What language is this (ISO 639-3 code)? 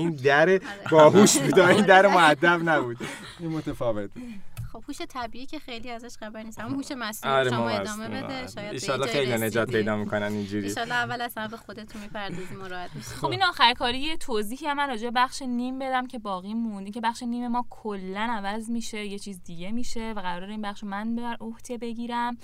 fas